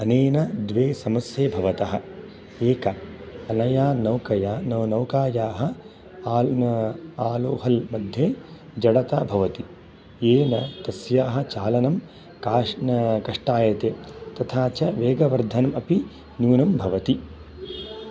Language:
Sanskrit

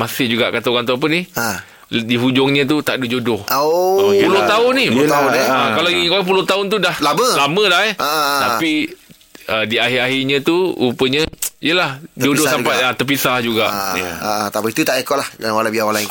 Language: Malay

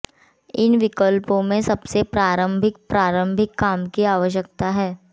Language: Hindi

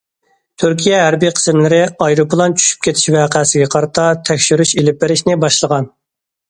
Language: Uyghur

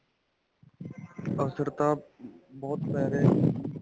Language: Punjabi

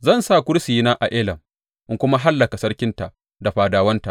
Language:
Hausa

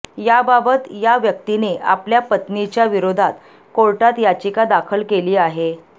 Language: Marathi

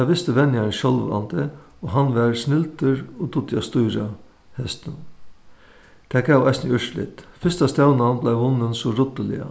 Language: Faroese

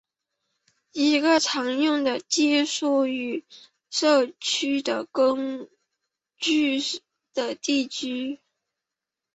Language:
Chinese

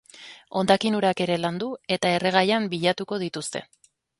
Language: Basque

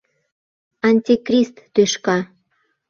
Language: Mari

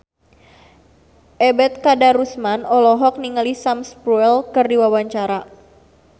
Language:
Sundanese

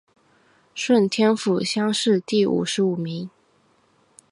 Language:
Chinese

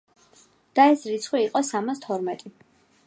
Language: Georgian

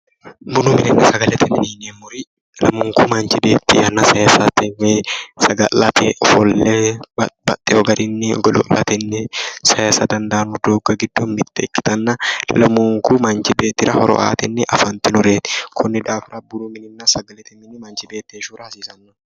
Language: Sidamo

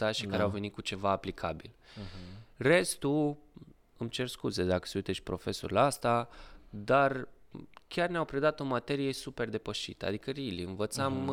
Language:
Romanian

